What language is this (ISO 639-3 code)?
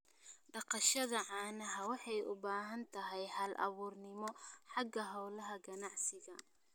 som